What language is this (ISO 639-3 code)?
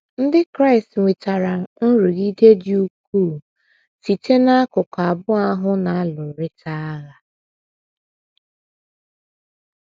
ibo